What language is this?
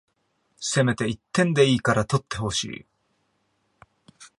Japanese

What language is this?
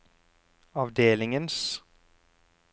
Norwegian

